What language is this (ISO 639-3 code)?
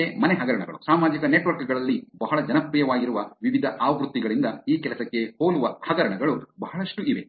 kan